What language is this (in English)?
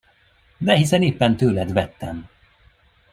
Hungarian